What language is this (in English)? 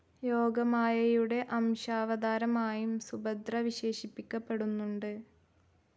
Malayalam